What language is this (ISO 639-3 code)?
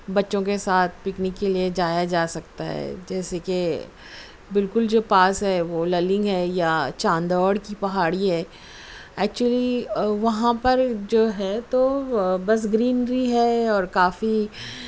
urd